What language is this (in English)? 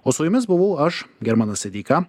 Lithuanian